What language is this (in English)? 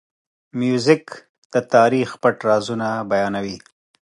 Pashto